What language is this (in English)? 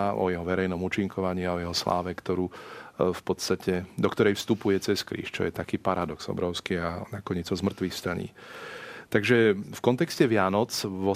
Slovak